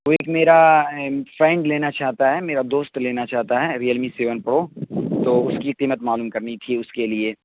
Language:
Urdu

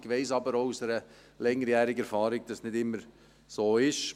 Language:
Swiss German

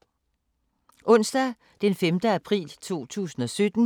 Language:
Danish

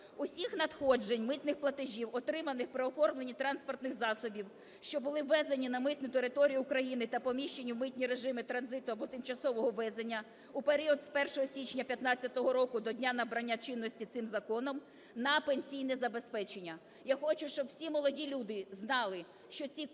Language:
Ukrainian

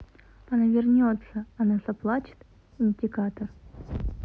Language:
Russian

